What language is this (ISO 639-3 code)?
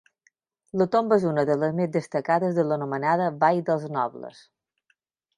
cat